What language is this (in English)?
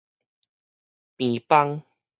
Min Nan Chinese